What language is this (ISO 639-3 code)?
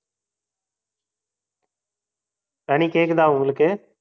tam